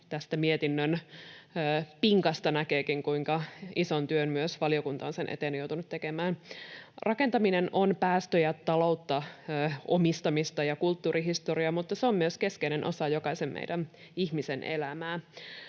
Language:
Finnish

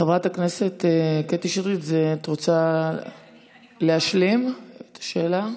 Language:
Hebrew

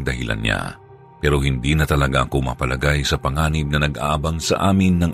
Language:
Filipino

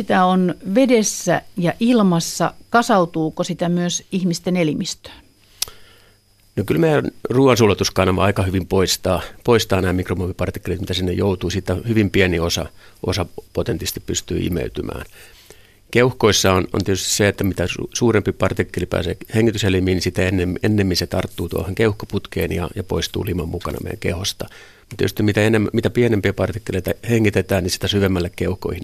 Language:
Finnish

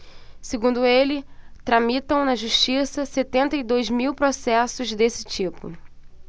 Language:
Portuguese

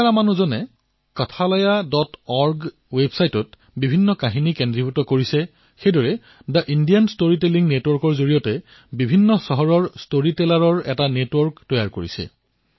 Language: Assamese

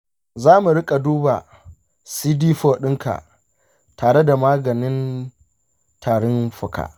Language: Hausa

